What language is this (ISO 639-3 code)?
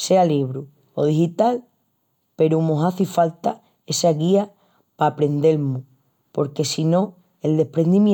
ext